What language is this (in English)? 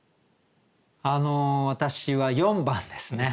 Japanese